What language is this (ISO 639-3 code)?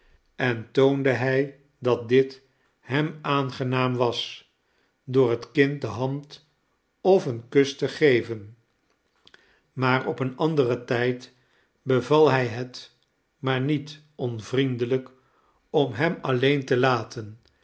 nld